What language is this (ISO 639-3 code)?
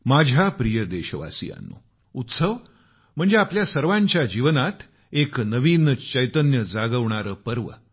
mar